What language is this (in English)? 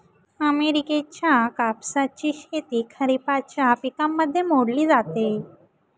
Marathi